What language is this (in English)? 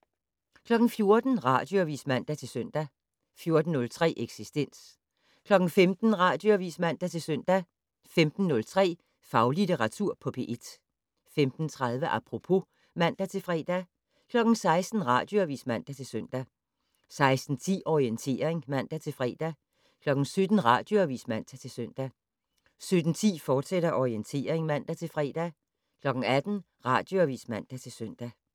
Danish